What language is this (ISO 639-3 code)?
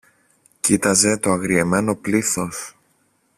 ell